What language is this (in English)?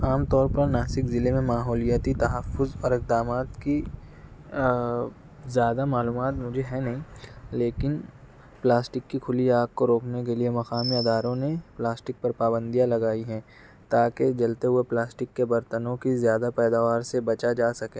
Urdu